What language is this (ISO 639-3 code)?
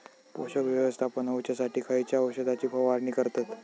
mar